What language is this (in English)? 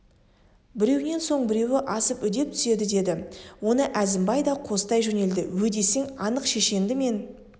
Kazakh